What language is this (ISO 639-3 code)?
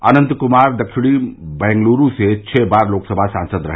hin